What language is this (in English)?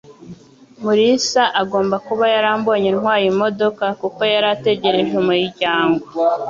Kinyarwanda